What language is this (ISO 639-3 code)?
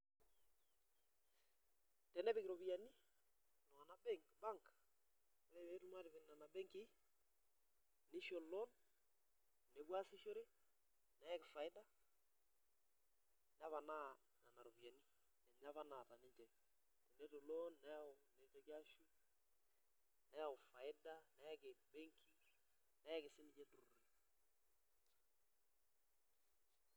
mas